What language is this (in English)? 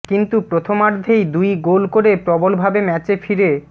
Bangla